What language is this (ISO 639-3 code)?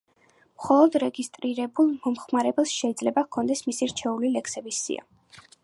kat